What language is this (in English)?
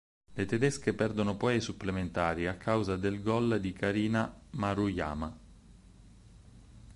Italian